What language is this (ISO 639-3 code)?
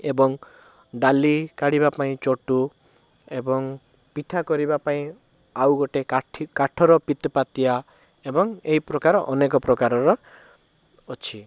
ori